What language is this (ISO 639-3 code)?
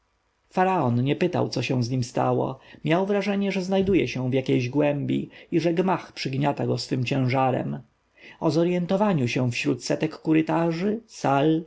pol